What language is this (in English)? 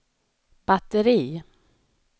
Swedish